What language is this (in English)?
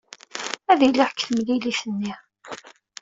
Kabyle